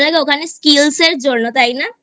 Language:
Bangla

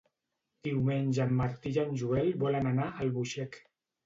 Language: Catalan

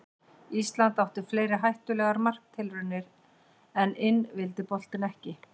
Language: Icelandic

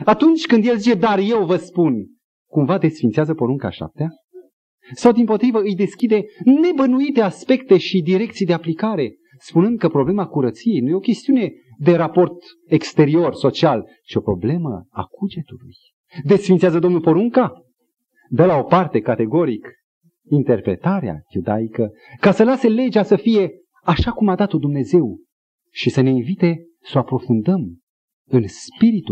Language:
Romanian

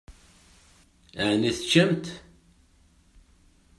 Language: Kabyle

